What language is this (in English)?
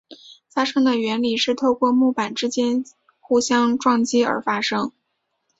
Chinese